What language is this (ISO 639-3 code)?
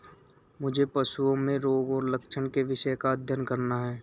hin